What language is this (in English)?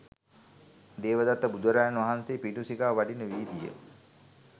Sinhala